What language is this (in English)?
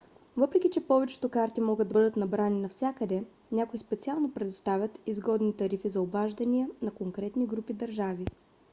Bulgarian